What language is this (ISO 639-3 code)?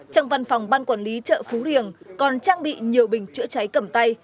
vie